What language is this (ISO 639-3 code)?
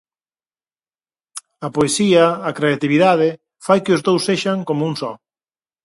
glg